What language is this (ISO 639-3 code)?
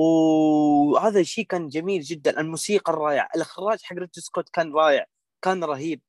ara